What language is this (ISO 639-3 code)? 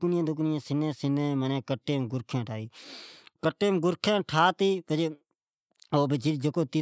odk